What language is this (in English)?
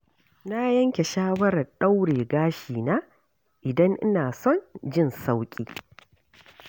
Hausa